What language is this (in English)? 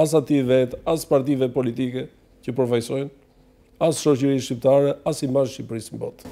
Romanian